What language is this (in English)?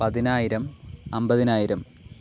Malayalam